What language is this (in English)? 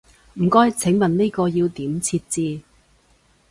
Cantonese